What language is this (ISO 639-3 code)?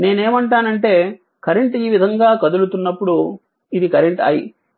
tel